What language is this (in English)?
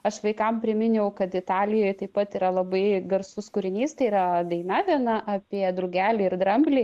Lithuanian